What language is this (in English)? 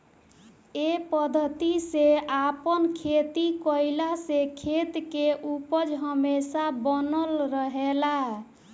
Bhojpuri